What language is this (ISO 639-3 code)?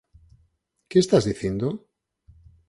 glg